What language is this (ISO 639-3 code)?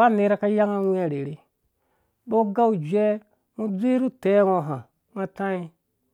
ldb